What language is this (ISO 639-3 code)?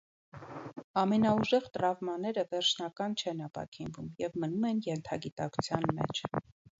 hye